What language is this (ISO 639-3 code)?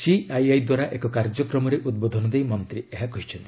ori